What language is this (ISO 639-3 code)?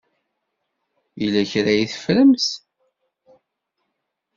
kab